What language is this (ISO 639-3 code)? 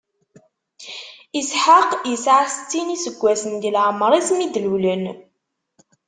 kab